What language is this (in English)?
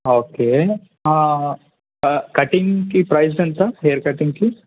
Telugu